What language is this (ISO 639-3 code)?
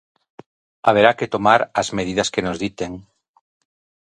glg